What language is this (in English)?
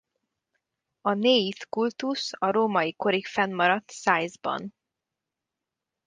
Hungarian